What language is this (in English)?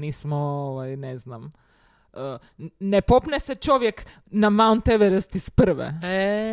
Croatian